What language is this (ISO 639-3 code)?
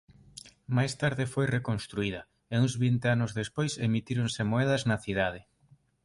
glg